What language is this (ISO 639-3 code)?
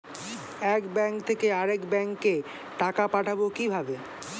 ben